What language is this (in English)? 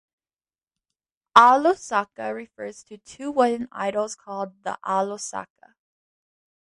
English